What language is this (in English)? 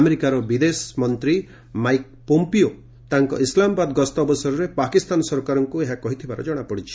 Odia